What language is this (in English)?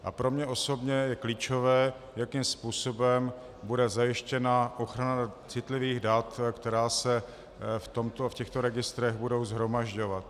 Czech